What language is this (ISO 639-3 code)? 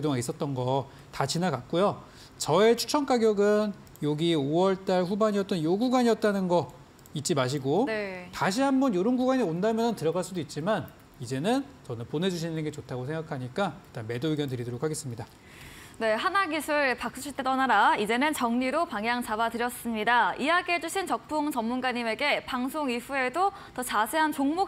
kor